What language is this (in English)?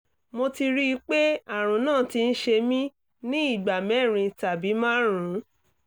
Yoruba